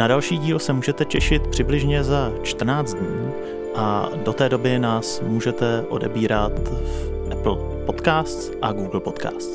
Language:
Czech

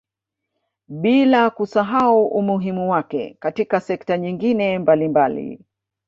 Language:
Swahili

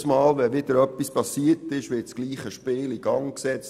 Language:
Swiss German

